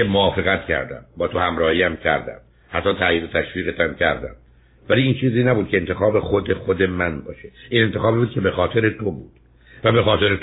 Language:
Persian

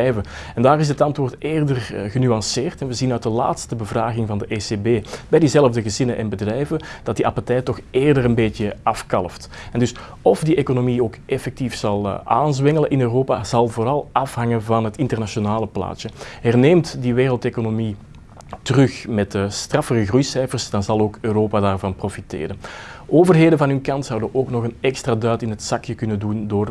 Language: Dutch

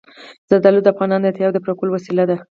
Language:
Pashto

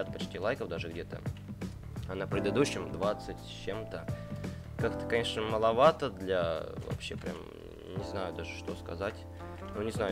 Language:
Russian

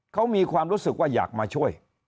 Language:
Thai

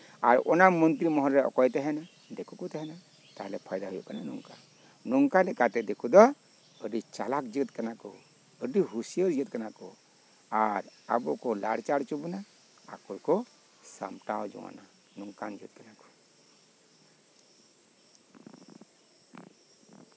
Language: Santali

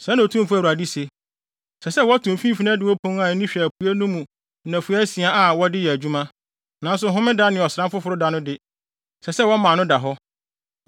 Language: Akan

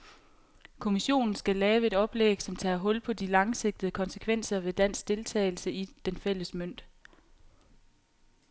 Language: Danish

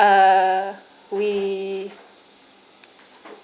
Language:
English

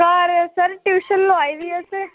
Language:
Dogri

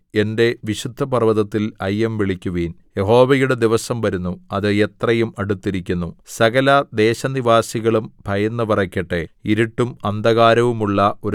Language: Malayalam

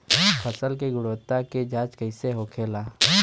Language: Bhojpuri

